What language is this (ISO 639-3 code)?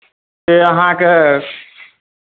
mai